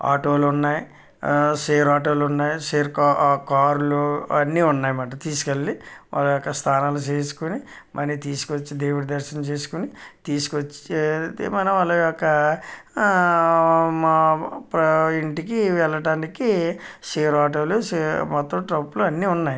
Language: Telugu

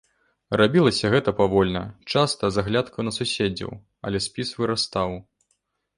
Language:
Belarusian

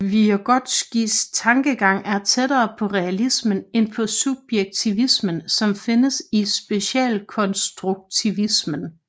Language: Danish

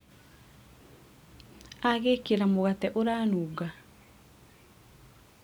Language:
Kikuyu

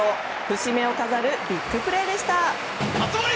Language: Japanese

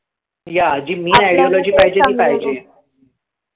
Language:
Marathi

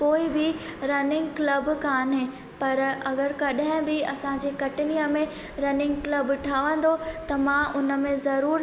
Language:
Sindhi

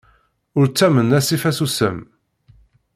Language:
Kabyle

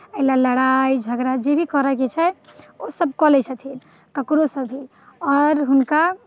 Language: Maithili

